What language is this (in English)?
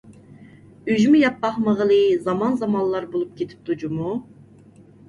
Uyghur